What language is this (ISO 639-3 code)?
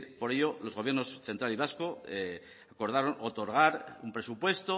spa